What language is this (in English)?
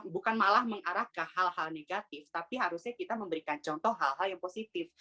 Indonesian